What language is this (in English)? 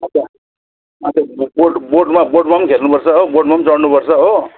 Nepali